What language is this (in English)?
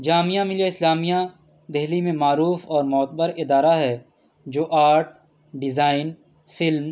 Urdu